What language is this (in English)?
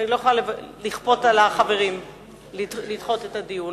Hebrew